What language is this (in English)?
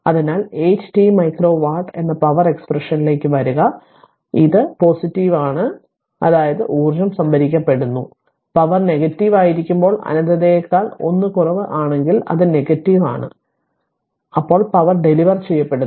Malayalam